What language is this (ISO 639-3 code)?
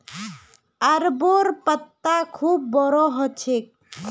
mag